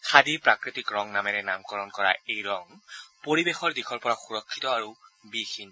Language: Assamese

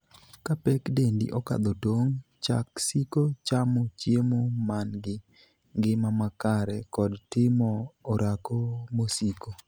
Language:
Luo (Kenya and Tanzania)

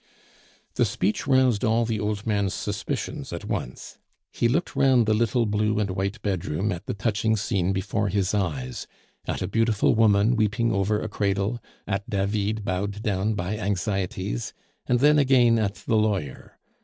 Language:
English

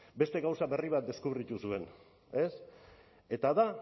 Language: Basque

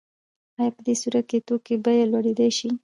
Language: Pashto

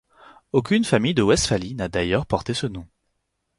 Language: French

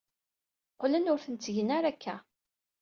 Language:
Kabyle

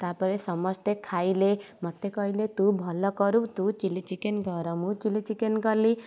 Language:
Odia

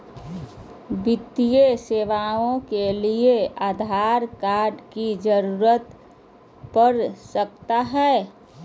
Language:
Magahi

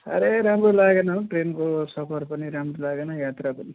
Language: Nepali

